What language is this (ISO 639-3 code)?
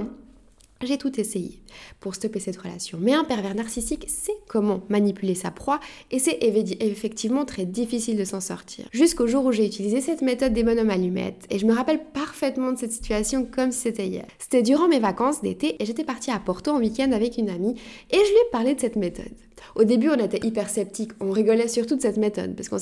fra